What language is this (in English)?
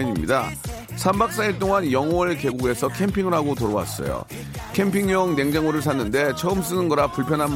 Korean